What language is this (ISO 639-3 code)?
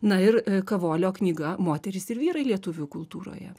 lit